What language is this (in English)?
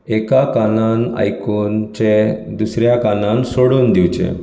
Konkani